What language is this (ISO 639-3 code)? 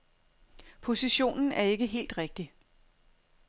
dan